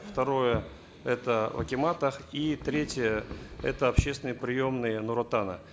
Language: Kazakh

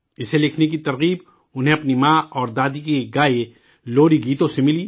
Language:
Urdu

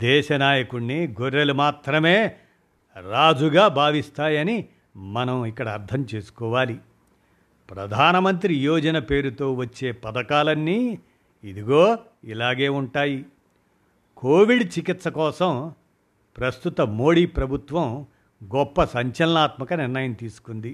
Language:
Telugu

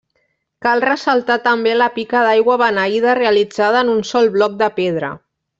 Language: Catalan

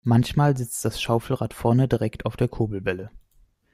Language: German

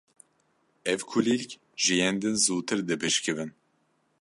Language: Kurdish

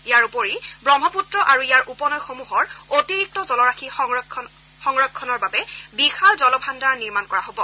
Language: Assamese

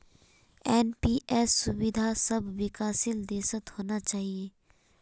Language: Magahi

